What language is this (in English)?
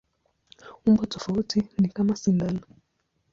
Swahili